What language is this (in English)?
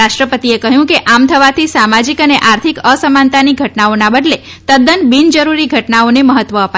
Gujarati